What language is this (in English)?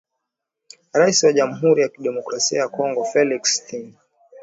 Swahili